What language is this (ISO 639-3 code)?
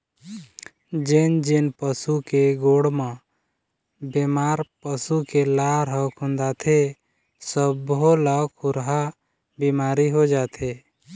hne